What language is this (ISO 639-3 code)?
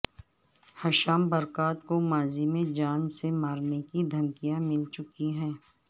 urd